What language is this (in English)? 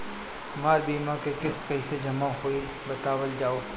Bhojpuri